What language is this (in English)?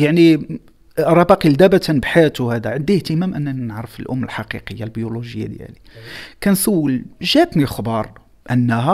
Arabic